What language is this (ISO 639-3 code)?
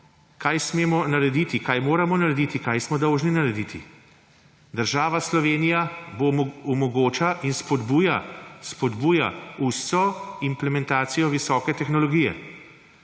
slv